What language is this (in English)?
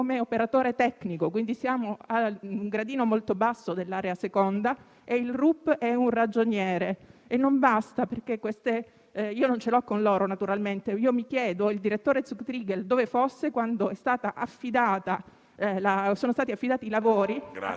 Italian